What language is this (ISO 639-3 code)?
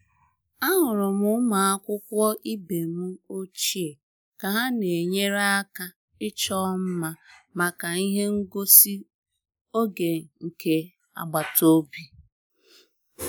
ibo